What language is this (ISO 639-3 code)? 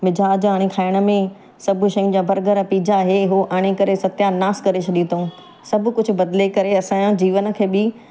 snd